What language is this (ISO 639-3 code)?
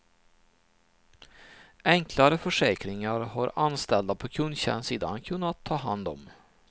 swe